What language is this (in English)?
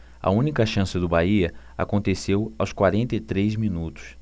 Portuguese